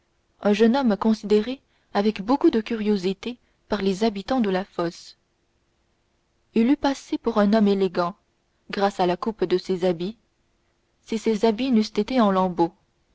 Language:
French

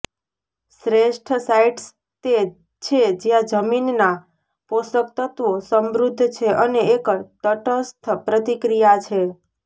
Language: Gujarati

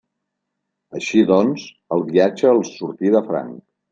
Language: Catalan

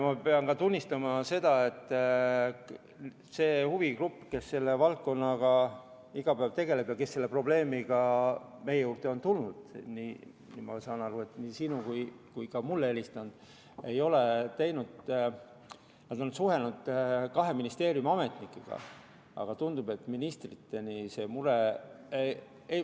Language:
Estonian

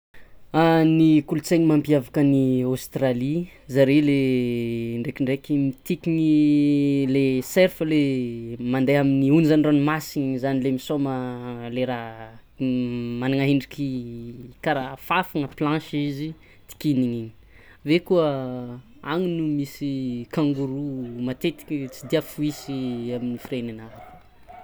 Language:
Tsimihety Malagasy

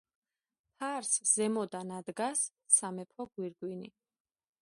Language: Georgian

